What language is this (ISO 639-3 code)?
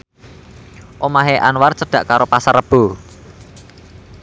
jav